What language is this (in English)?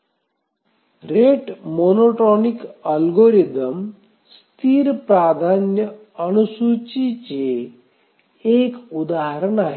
Marathi